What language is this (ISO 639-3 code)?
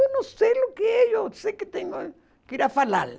por